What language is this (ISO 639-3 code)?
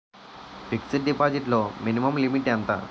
tel